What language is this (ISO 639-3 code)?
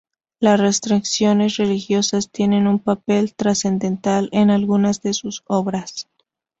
spa